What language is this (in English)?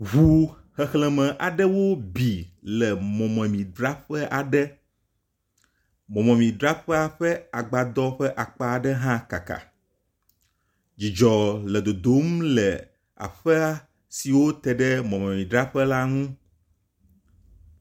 Ewe